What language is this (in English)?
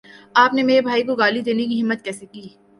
Urdu